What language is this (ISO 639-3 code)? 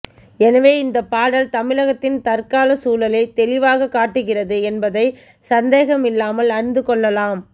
tam